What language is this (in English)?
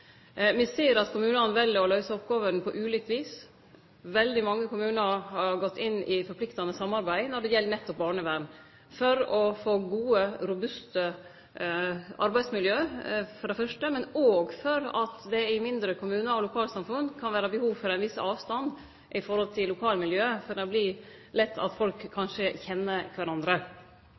Norwegian Nynorsk